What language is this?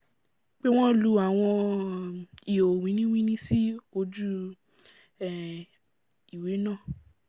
Yoruba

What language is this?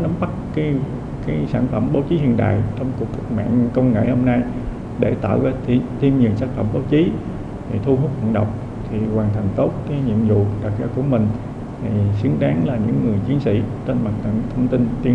Vietnamese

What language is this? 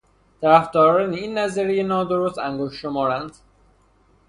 Persian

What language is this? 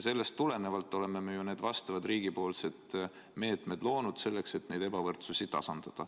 Estonian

